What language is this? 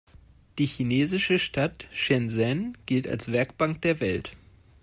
German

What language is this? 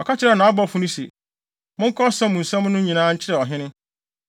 Akan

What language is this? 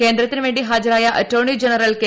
Malayalam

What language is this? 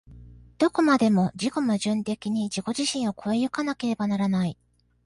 Japanese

